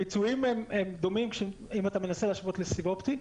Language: Hebrew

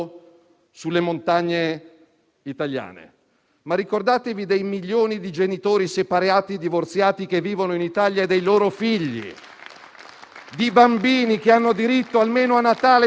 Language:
Italian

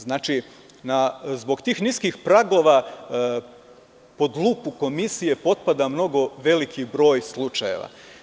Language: Serbian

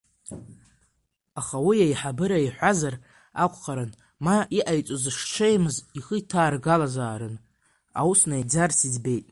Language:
Abkhazian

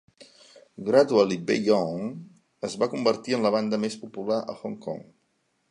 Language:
Catalan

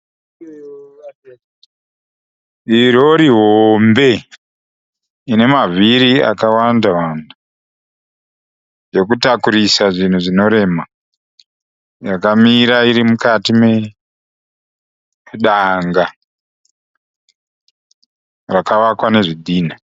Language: Shona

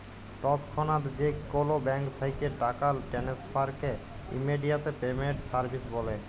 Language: Bangla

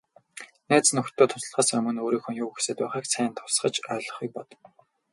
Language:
Mongolian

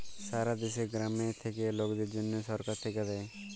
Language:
Bangla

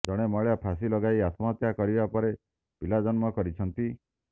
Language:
Odia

